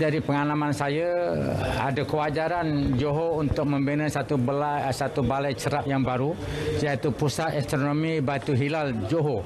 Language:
Malay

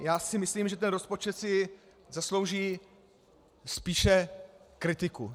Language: Czech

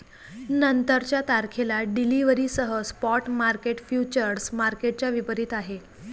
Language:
Marathi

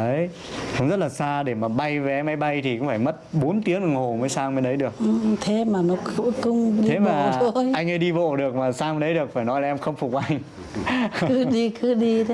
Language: Vietnamese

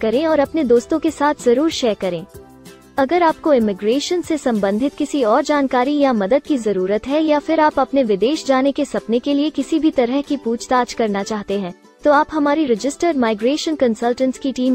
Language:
Hindi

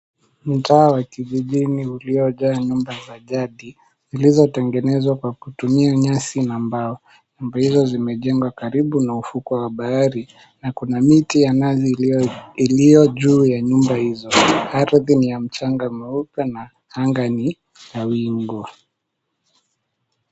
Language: Swahili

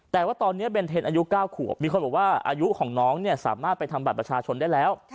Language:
Thai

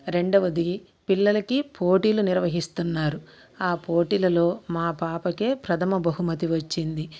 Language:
Telugu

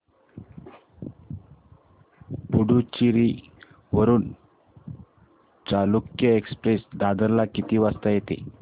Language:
Marathi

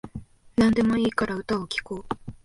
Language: Japanese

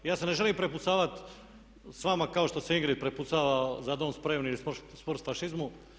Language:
Croatian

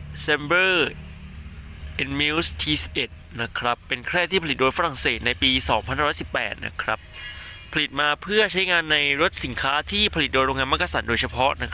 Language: Thai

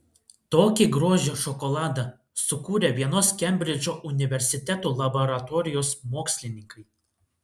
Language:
Lithuanian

